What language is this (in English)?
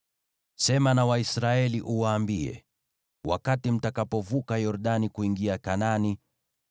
Swahili